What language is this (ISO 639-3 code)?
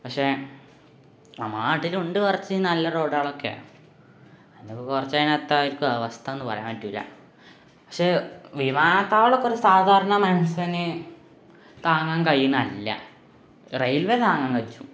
mal